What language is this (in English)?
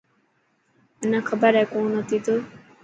Dhatki